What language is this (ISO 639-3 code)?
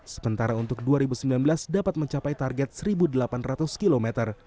ind